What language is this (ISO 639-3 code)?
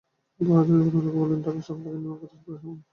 ben